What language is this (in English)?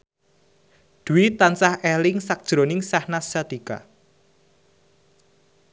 Javanese